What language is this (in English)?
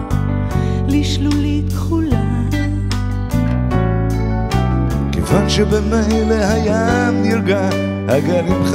Hebrew